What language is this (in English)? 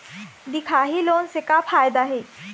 Chhattisgarhi